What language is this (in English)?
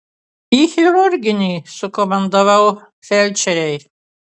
Lithuanian